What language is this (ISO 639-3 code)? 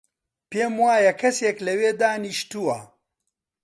ckb